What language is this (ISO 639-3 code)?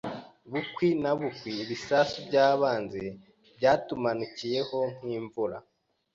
kin